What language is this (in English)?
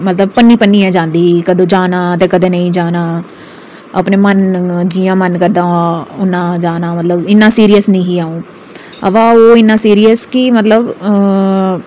Dogri